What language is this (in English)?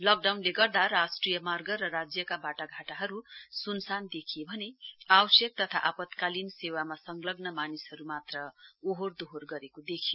Nepali